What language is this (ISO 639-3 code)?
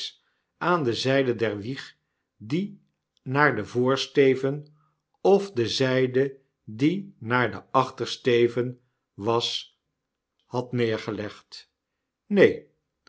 nld